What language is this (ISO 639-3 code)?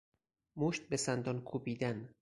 fas